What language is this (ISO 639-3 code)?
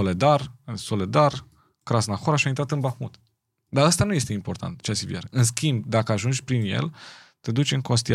ron